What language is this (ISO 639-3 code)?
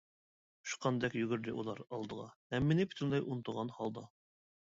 uig